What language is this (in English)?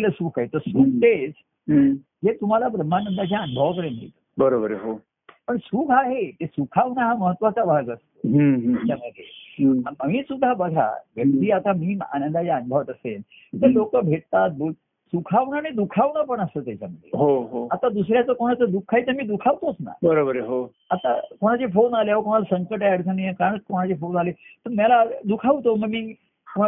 Marathi